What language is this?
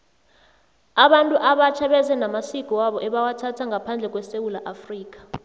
South Ndebele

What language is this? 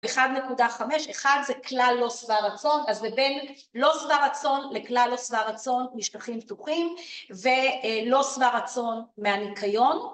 Hebrew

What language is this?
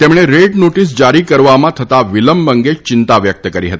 Gujarati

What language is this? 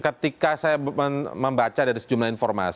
Indonesian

